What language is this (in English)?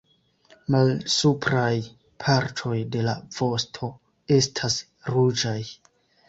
Esperanto